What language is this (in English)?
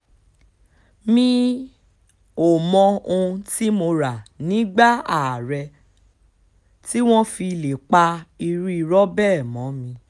Yoruba